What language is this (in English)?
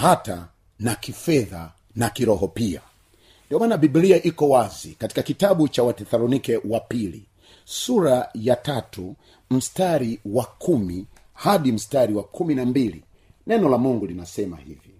Swahili